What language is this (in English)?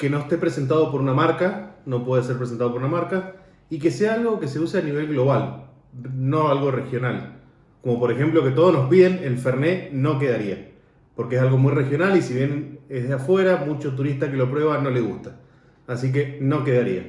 Spanish